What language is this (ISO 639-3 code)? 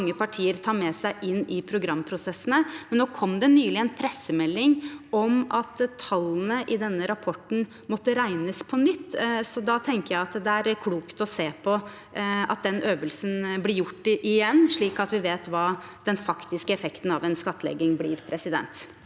nor